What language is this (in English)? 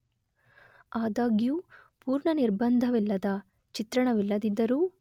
Kannada